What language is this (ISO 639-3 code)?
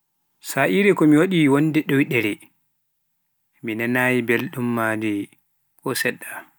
fuf